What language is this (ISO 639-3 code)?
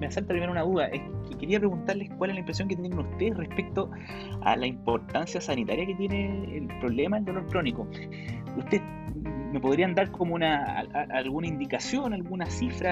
spa